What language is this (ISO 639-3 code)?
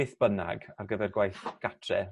cym